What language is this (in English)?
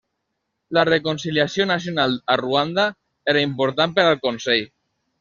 Catalan